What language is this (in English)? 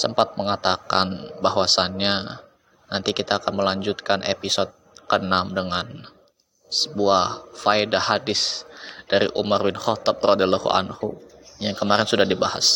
Indonesian